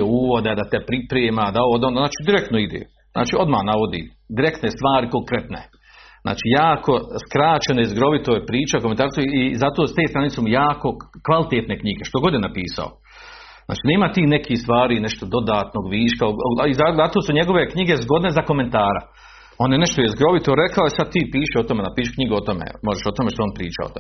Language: Croatian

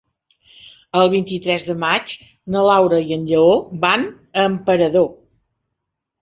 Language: Catalan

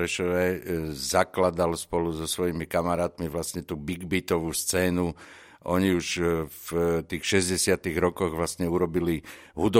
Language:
Slovak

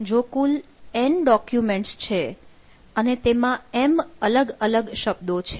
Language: Gujarati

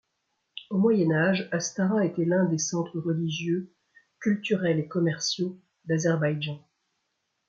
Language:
French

